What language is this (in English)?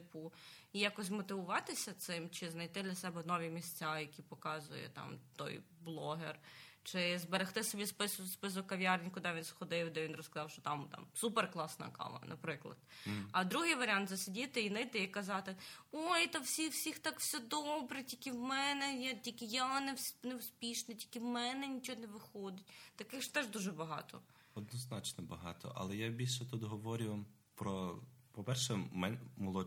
Ukrainian